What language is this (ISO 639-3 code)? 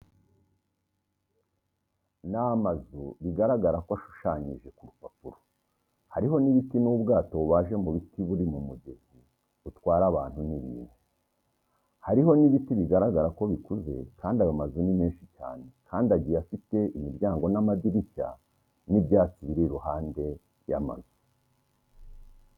kin